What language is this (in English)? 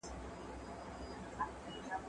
Pashto